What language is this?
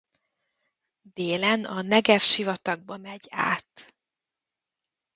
Hungarian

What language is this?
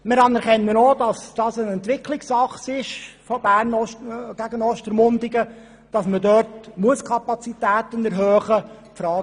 Swiss German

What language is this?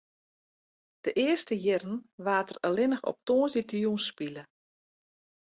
Western Frisian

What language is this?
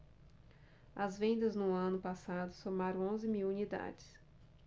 Portuguese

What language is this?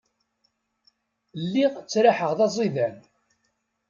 Kabyle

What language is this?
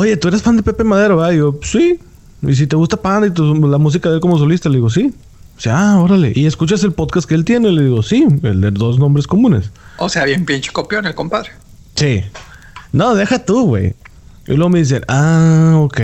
Spanish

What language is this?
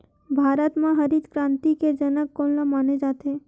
Chhattisgarhi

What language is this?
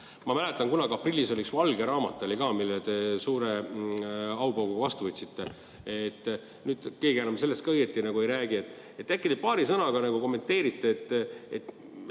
Estonian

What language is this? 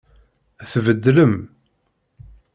Kabyle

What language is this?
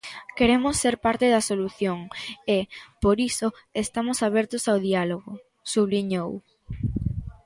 Galician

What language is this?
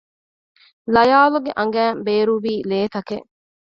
Divehi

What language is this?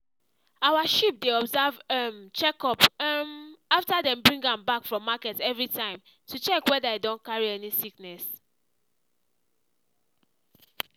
Nigerian Pidgin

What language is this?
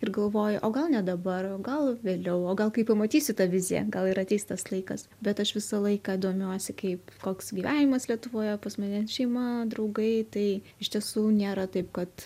Lithuanian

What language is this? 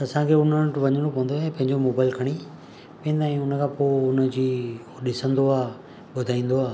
Sindhi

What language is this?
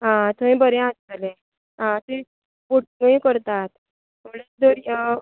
Konkani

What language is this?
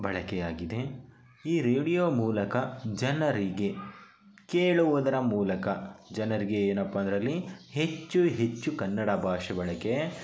Kannada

